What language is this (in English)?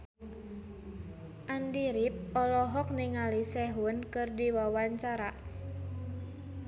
Sundanese